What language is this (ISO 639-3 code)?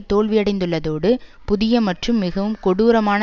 tam